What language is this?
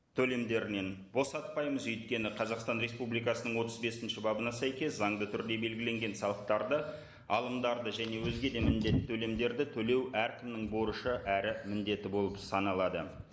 Kazakh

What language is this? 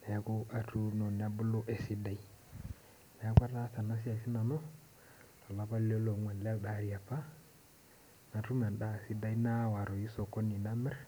Masai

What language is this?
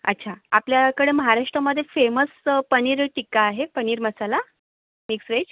Marathi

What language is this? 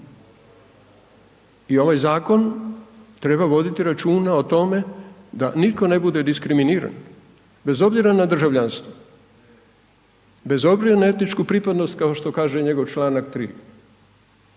Croatian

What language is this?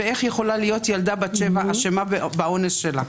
Hebrew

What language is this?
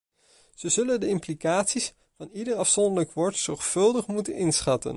Dutch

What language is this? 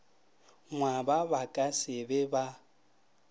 Northern Sotho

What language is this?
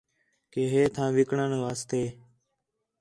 Khetrani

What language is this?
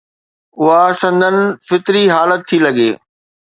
Sindhi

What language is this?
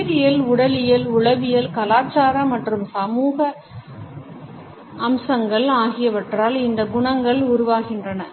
Tamil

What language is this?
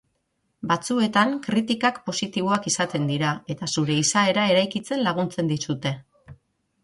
Basque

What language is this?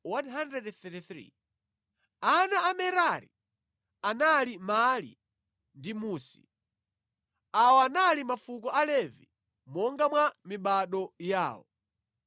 Nyanja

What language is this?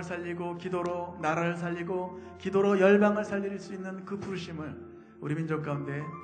Korean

